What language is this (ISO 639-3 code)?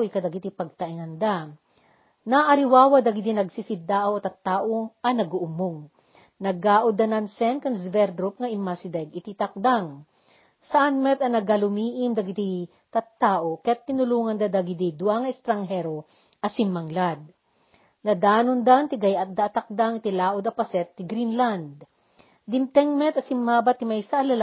fil